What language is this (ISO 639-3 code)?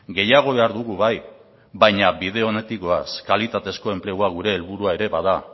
eus